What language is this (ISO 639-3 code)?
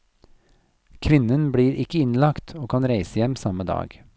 nor